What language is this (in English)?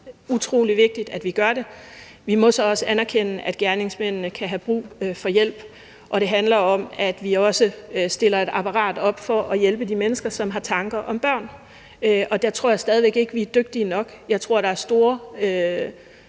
Danish